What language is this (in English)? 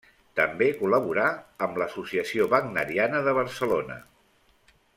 Catalan